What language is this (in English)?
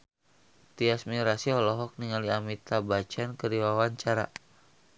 Sundanese